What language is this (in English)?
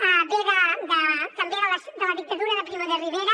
Catalan